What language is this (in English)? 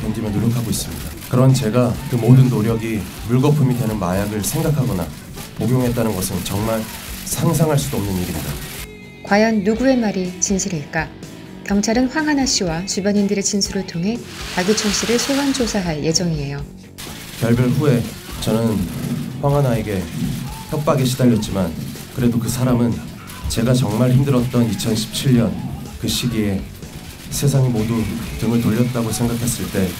Korean